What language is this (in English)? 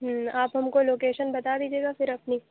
Urdu